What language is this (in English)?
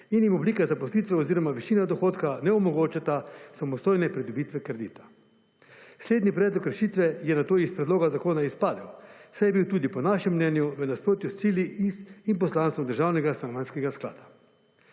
Slovenian